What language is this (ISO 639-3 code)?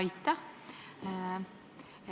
est